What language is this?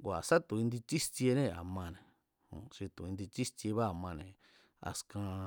Mazatlán Mazatec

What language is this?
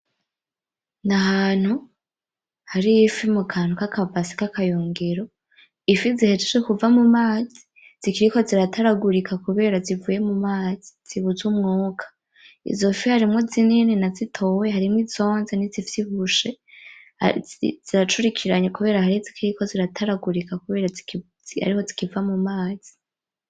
Rundi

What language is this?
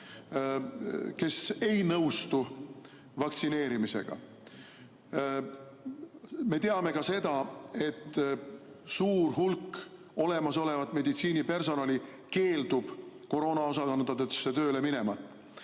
Estonian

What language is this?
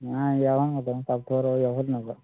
Manipuri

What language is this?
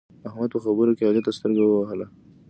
Pashto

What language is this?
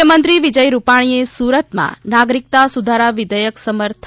Gujarati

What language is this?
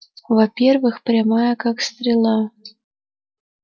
Russian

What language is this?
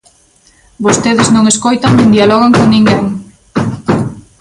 Galician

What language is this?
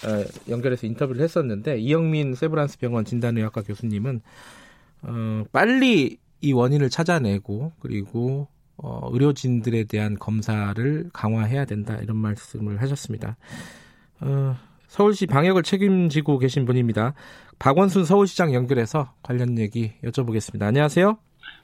Korean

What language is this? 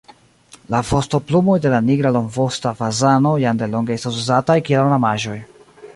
Esperanto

